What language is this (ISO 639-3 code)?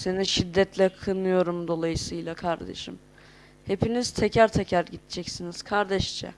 tur